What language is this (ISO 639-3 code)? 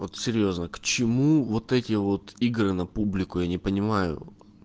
rus